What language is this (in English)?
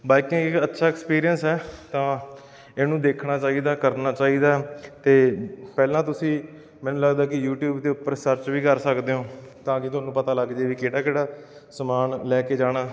Punjabi